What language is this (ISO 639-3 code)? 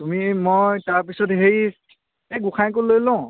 asm